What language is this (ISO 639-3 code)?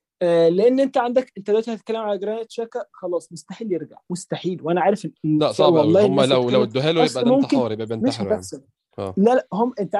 ara